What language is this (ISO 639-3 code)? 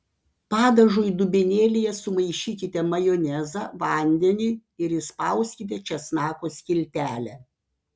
lit